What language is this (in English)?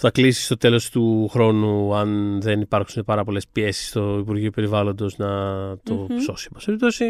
Greek